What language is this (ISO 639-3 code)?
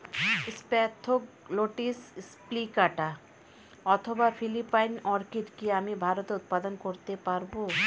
ben